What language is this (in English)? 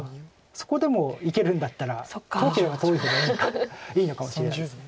Japanese